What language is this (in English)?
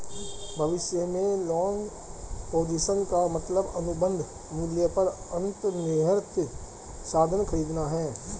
Hindi